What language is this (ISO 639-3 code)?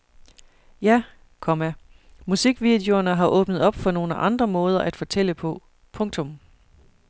dan